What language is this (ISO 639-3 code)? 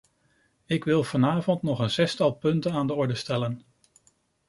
nld